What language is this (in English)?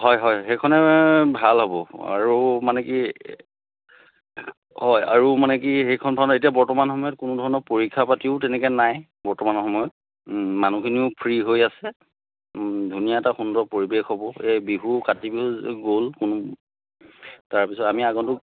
Assamese